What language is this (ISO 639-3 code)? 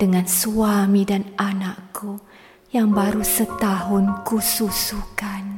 msa